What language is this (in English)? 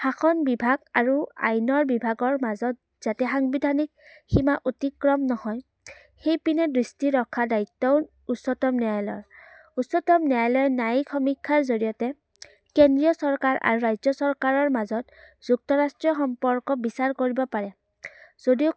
Assamese